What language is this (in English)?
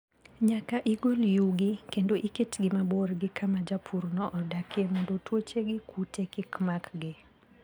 Luo (Kenya and Tanzania)